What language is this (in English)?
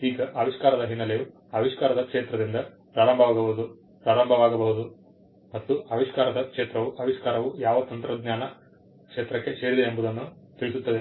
Kannada